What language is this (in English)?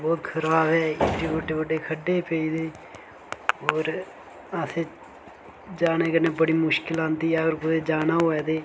Dogri